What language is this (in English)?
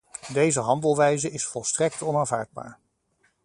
Dutch